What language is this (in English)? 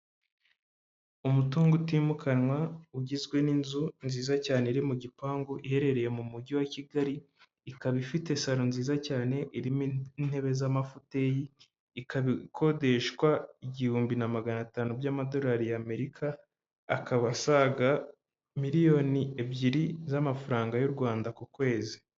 Kinyarwanda